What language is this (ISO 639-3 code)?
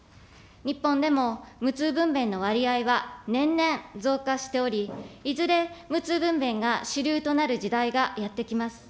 jpn